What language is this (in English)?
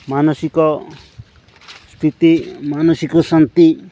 Odia